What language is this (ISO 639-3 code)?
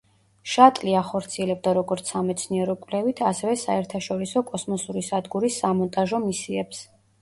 kat